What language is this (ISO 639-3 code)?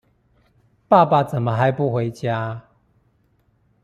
zho